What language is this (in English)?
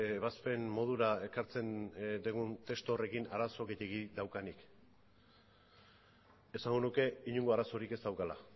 Basque